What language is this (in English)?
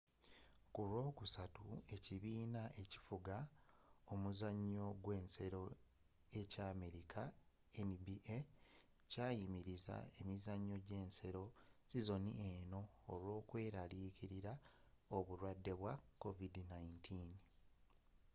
Ganda